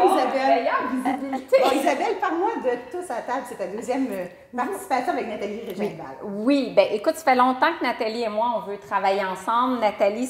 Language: French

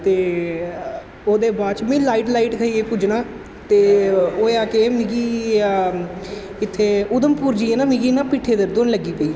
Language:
Dogri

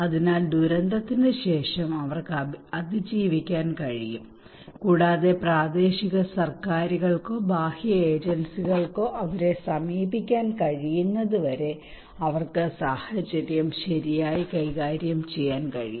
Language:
Malayalam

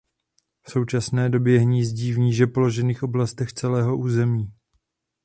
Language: Czech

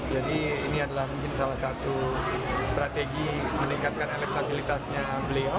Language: Indonesian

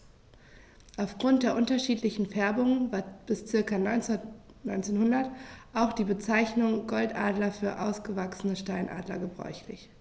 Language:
German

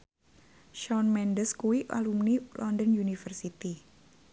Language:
Javanese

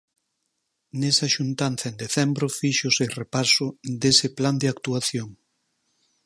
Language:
Galician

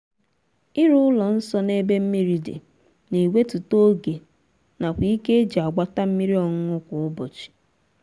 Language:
Igbo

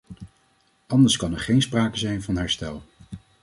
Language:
Dutch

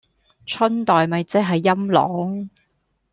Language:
Cantonese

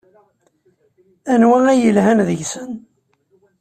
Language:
Kabyle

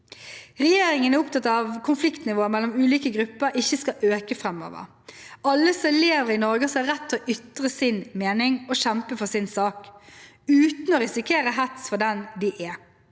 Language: Norwegian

